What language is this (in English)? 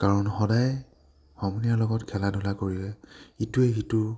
Assamese